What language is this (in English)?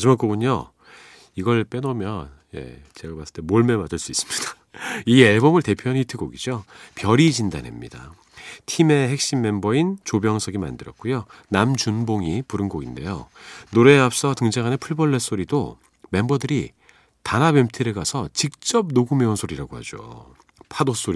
Korean